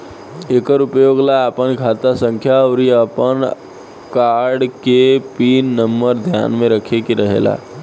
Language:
Bhojpuri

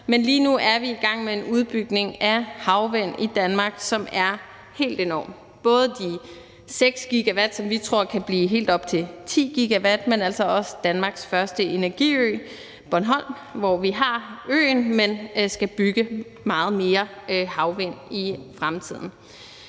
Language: Danish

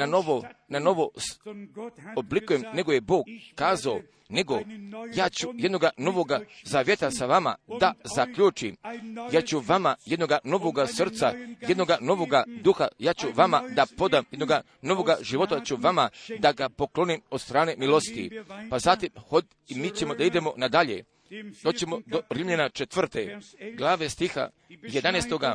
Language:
Croatian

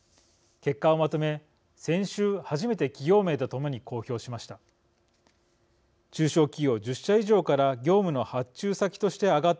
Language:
Japanese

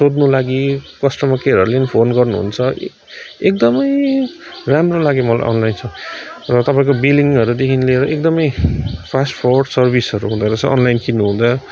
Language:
Nepali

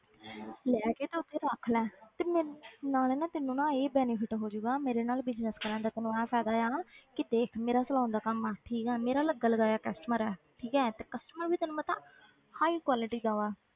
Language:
Punjabi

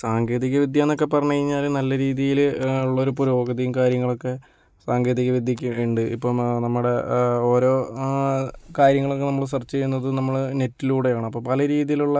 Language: Malayalam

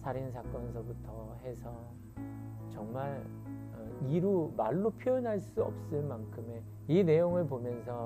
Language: Korean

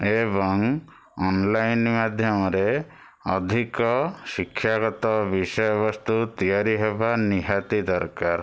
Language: Odia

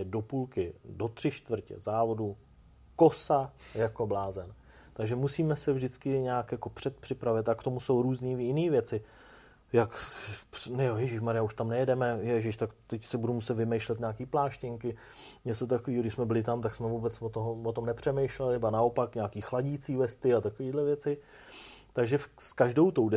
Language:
Czech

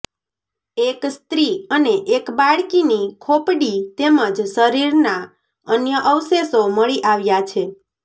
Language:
Gujarati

